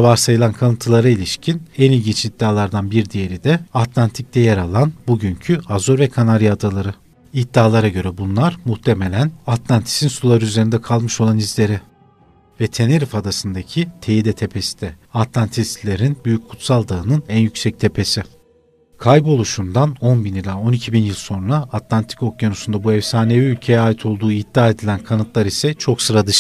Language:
Turkish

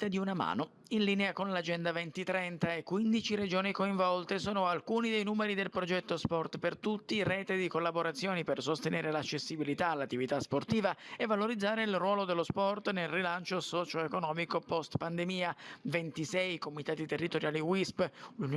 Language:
Italian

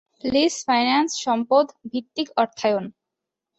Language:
Bangla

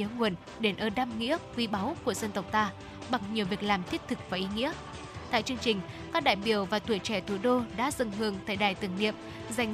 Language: Vietnamese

